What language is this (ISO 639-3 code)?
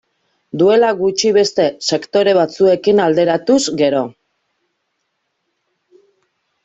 eus